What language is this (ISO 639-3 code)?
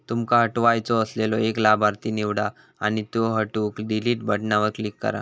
mar